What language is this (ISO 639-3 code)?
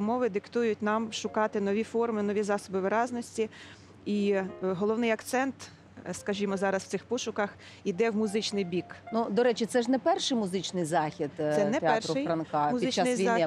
ukr